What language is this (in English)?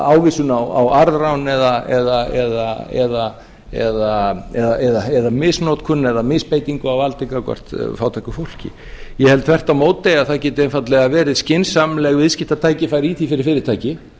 Icelandic